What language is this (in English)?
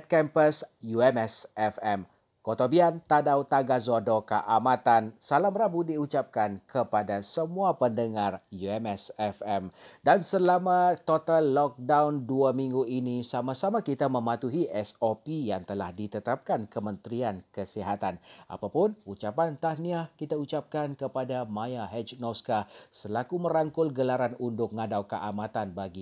Malay